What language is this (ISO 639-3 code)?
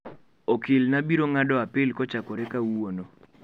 luo